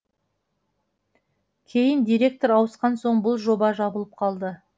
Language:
Kazakh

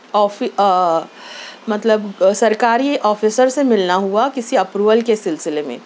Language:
Urdu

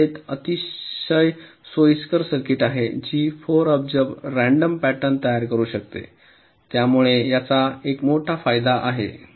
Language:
Marathi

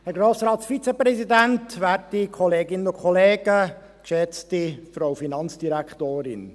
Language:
Swiss German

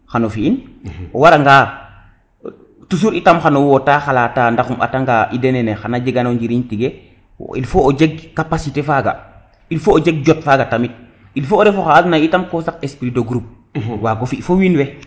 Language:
Serer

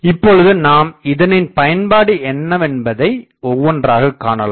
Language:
Tamil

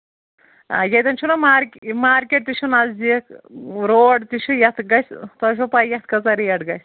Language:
Kashmiri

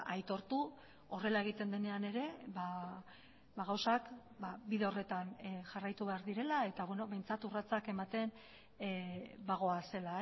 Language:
Basque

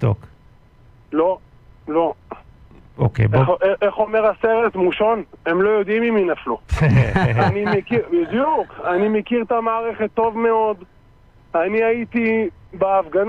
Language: Hebrew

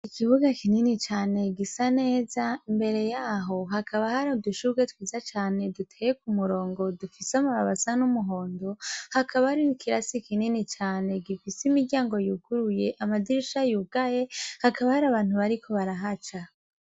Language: Rundi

